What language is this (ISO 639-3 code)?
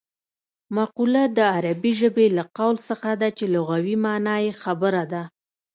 pus